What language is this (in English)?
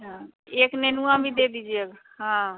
Hindi